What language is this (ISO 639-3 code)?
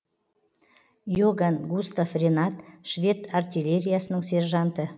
kaz